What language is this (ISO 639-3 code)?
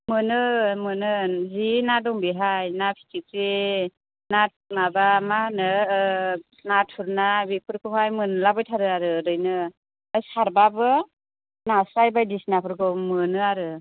brx